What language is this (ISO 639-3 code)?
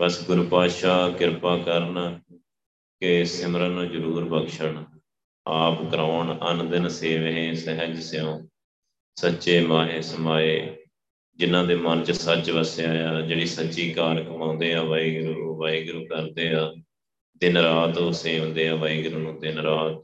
pan